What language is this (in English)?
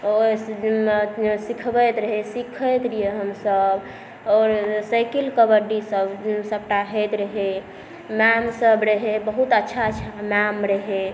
Maithili